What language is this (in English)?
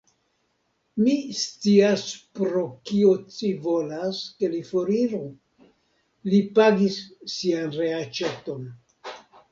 Esperanto